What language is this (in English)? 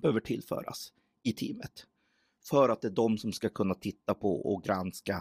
Swedish